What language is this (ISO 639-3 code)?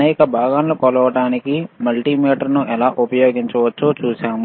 tel